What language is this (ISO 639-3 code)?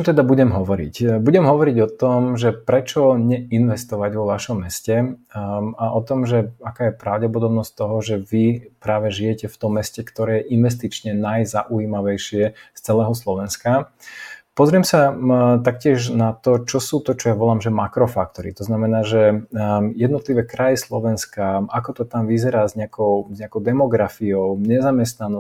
slk